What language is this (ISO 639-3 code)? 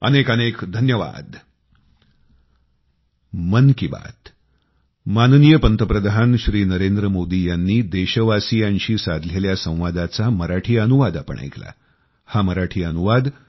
mar